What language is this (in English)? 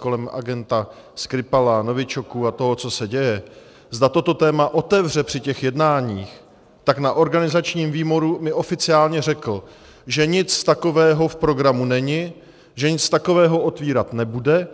Czech